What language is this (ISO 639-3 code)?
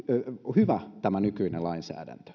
fin